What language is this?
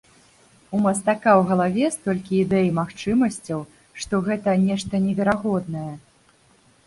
Belarusian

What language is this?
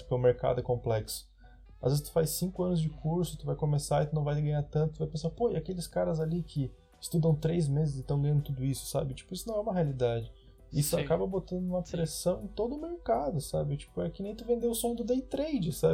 Portuguese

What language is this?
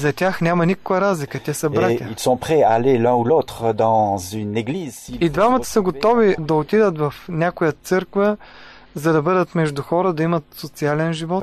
Bulgarian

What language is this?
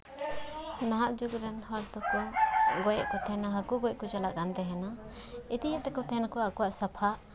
Santali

